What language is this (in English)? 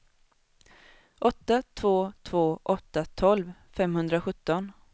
Swedish